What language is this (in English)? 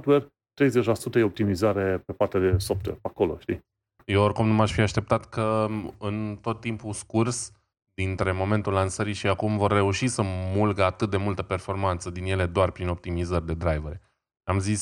Romanian